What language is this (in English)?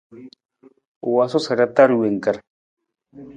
Nawdm